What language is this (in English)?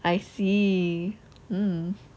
English